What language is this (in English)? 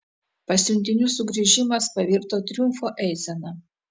Lithuanian